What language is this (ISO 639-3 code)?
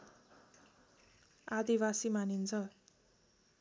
nep